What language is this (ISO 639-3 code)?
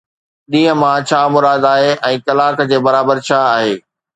snd